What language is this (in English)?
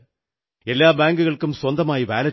Malayalam